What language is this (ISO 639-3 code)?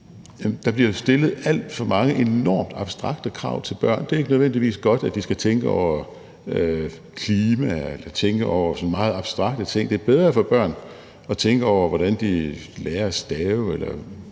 dan